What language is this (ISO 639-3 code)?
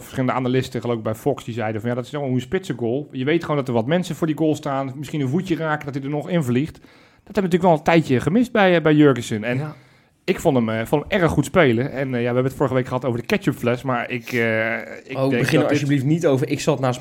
nld